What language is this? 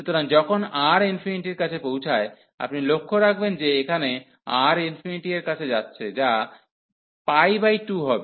Bangla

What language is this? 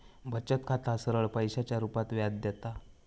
Marathi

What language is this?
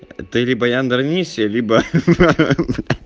Russian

